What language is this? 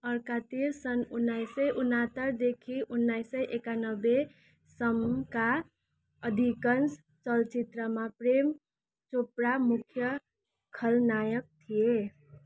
Nepali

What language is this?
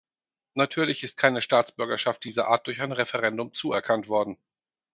German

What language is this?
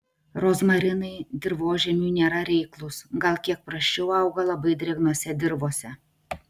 Lithuanian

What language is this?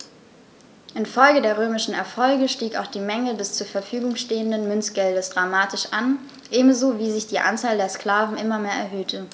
German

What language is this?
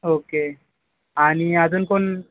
Marathi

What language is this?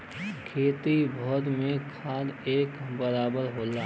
Bhojpuri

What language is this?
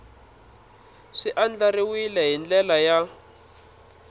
Tsonga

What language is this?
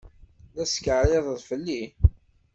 Kabyle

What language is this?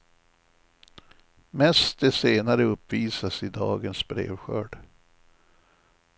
Swedish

